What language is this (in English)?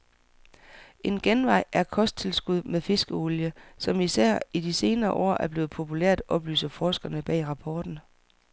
Danish